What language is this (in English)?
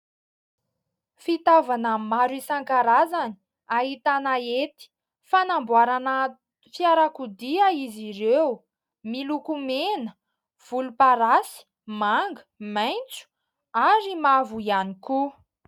Malagasy